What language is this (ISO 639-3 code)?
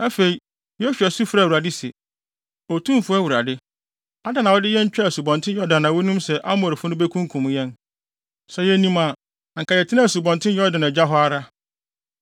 aka